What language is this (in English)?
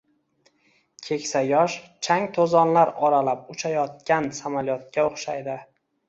Uzbek